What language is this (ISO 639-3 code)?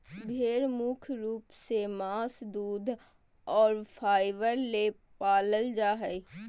mag